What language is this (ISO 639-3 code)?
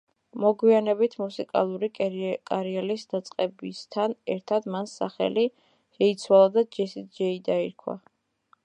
kat